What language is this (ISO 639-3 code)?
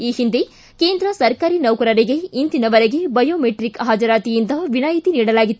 kan